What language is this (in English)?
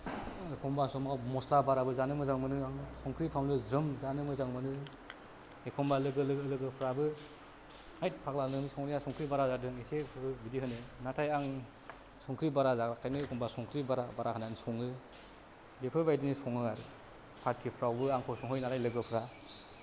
Bodo